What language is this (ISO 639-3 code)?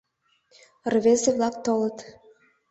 chm